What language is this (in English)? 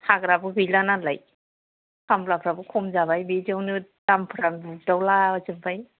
Bodo